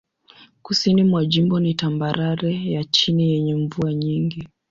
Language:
Swahili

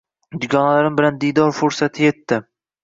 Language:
Uzbek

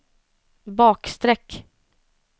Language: Swedish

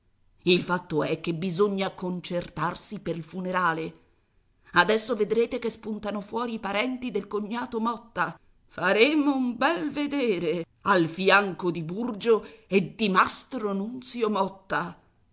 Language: Italian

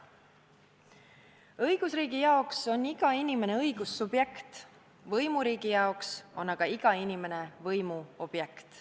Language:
Estonian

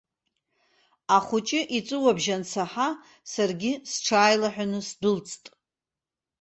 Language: Abkhazian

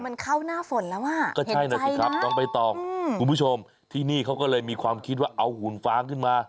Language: Thai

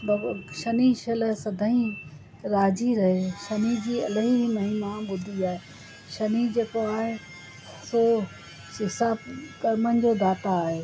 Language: Sindhi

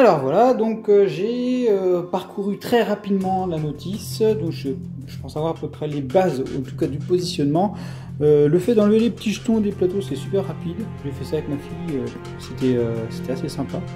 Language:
French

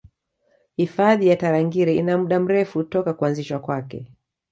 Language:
Swahili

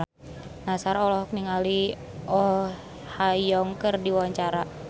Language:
Sundanese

